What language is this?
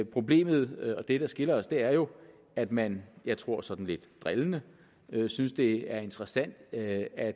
Danish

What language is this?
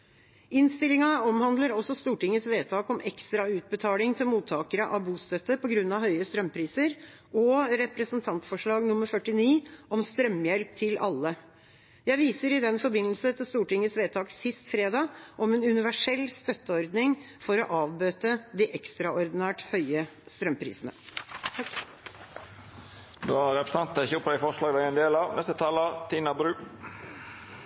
Norwegian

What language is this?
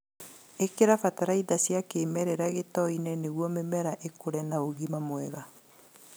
Kikuyu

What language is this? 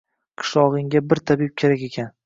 Uzbek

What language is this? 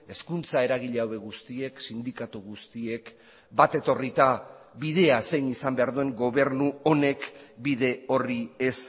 Basque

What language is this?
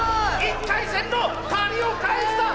Japanese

